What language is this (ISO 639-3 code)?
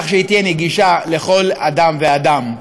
heb